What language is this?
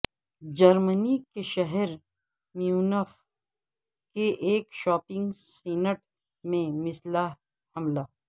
Urdu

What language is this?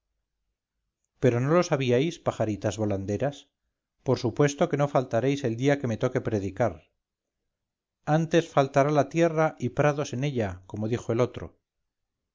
Spanish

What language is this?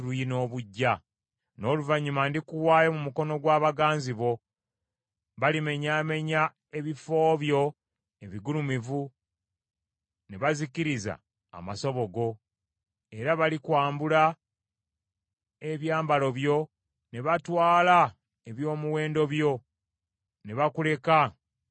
Ganda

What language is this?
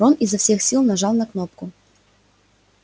Russian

